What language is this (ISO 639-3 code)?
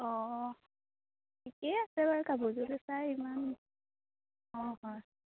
asm